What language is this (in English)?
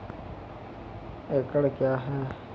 Maithili